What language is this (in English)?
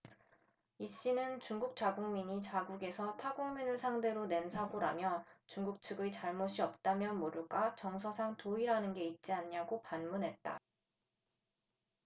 Korean